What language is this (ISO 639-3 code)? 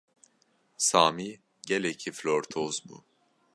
kur